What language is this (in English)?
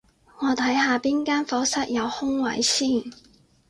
Cantonese